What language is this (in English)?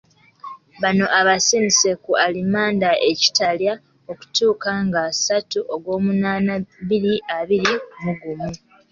Ganda